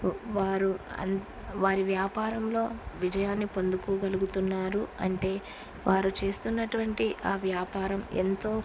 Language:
Telugu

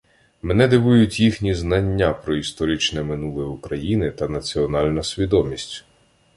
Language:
Ukrainian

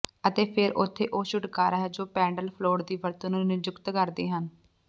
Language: Punjabi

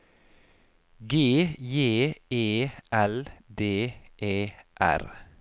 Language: Norwegian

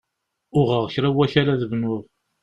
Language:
Kabyle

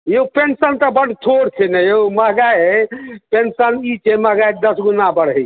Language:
Maithili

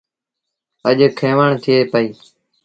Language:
Sindhi Bhil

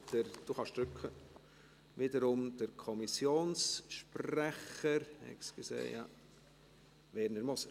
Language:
Swiss German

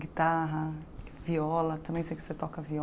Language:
Portuguese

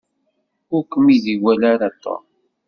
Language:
Kabyle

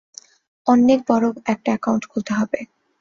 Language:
Bangla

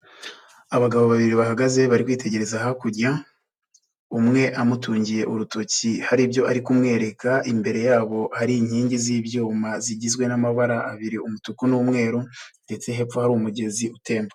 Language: Kinyarwanda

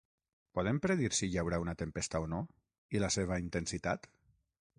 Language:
Catalan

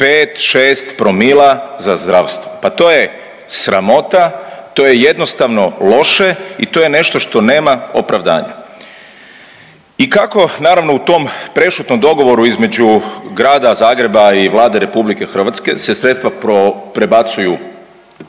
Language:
Croatian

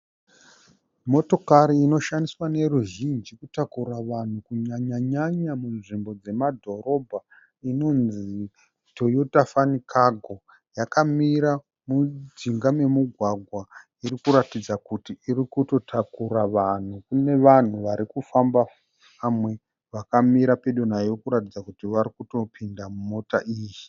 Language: Shona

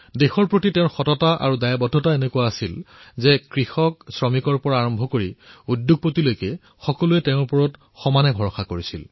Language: Assamese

